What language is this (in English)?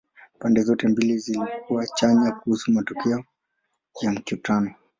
Swahili